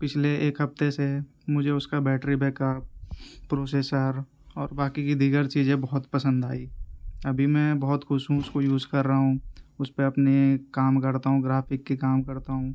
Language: Urdu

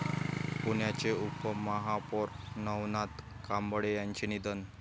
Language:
Marathi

